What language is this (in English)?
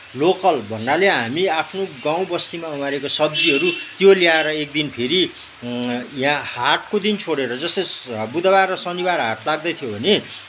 Nepali